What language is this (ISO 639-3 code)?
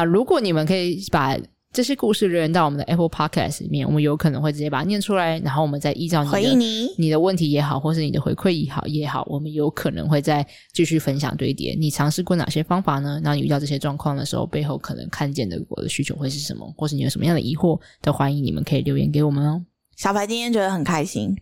zho